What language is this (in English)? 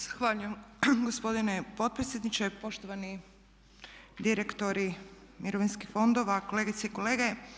Croatian